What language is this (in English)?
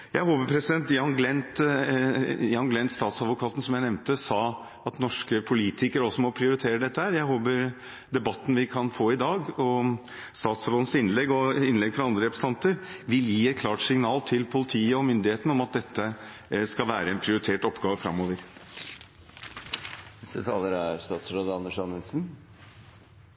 Norwegian Bokmål